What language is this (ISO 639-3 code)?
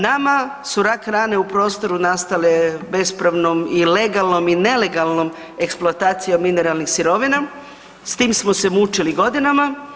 hrv